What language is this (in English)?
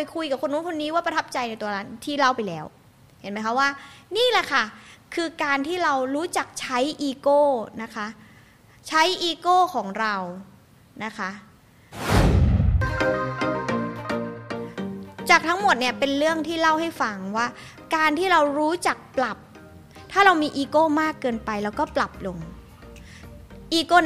Thai